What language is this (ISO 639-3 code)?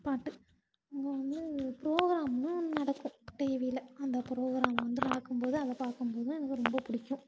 tam